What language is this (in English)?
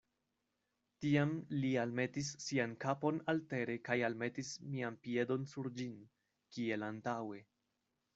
Esperanto